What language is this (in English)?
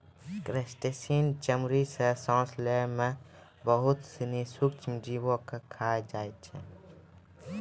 Maithili